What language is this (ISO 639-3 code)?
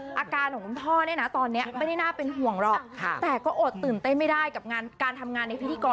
tha